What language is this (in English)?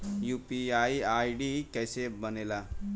Bhojpuri